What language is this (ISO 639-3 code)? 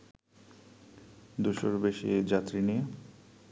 ben